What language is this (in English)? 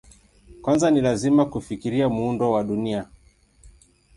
Swahili